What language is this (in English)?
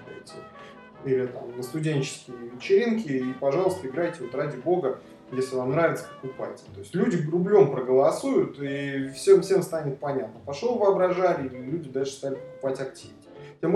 Russian